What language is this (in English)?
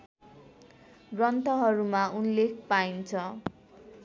Nepali